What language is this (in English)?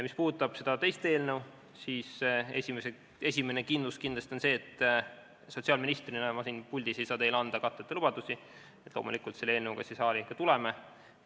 Estonian